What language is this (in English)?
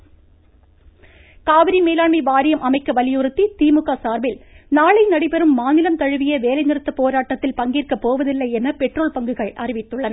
Tamil